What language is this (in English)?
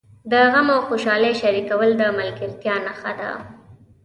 Pashto